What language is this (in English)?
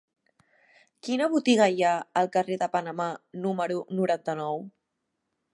Catalan